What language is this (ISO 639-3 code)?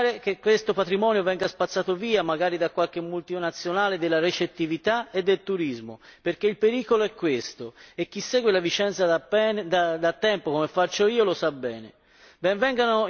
ita